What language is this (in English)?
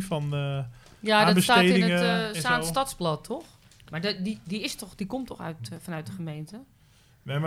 Dutch